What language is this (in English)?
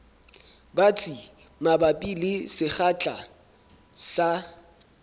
Southern Sotho